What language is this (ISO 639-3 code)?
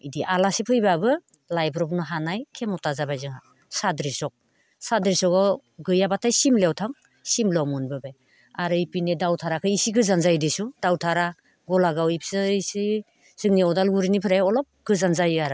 brx